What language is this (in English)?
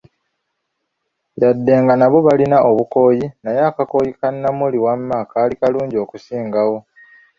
Ganda